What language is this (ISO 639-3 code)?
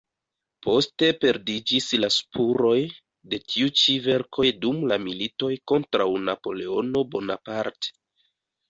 epo